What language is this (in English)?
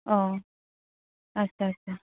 Santali